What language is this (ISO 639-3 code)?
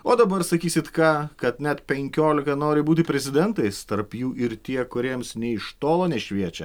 lit